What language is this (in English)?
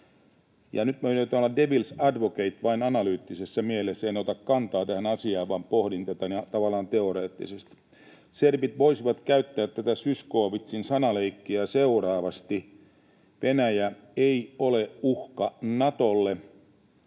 Finnish